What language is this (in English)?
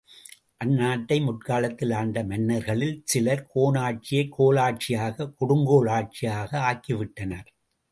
Tamil